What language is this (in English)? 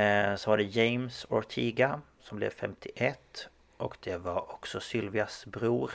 Swedish